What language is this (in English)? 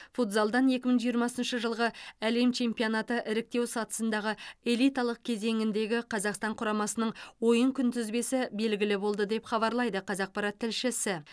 Kazakh